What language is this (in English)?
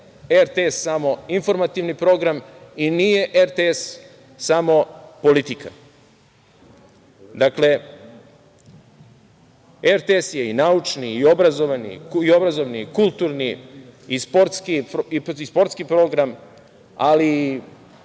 Serbian